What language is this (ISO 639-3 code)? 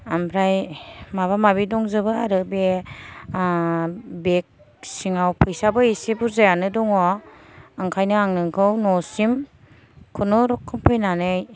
brx